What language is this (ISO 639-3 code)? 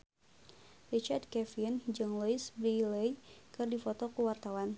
sun